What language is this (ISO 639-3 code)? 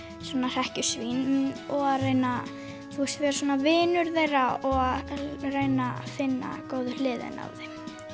isl